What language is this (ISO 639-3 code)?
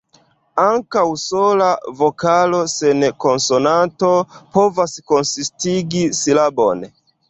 epo